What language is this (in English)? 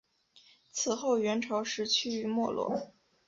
Chinese